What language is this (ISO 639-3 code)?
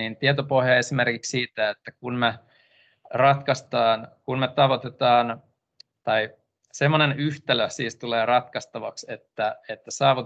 fin